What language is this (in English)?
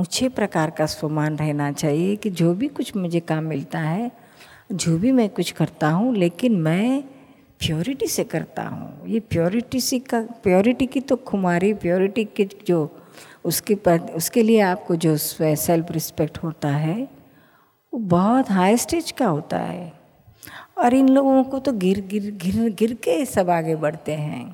Hindi